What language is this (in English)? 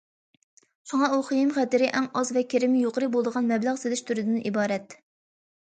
Uyghur